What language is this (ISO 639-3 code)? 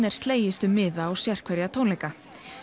isl